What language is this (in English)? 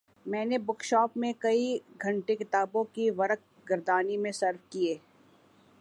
Urdu